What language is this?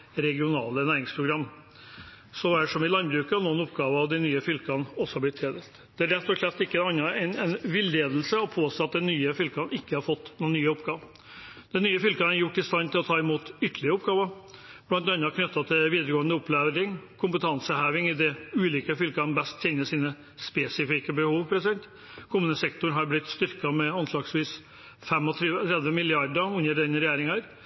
Norwegian Bokmål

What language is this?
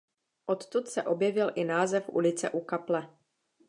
Czech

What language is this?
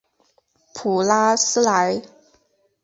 Chinese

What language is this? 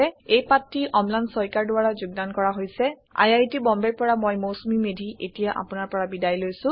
Assamese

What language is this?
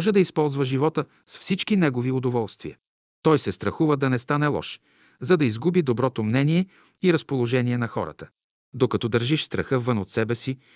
Bulgarian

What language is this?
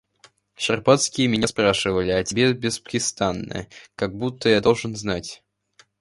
Russian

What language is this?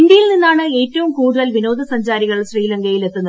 Malayalam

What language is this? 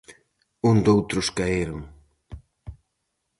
Galician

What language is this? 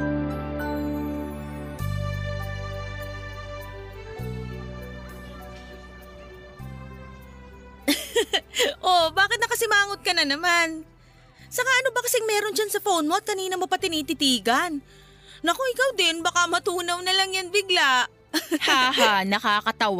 Filipino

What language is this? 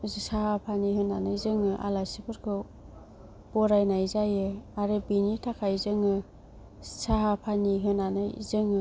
Bodo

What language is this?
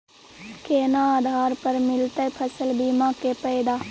Maithili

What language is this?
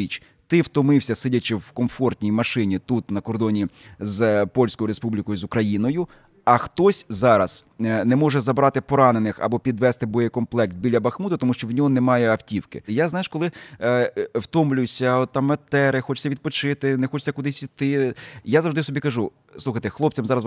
Ukrainian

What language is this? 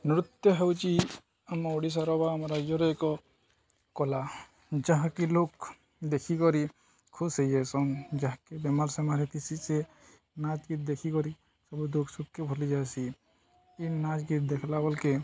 Odia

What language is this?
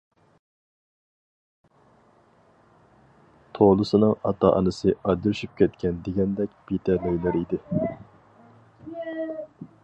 Uyghur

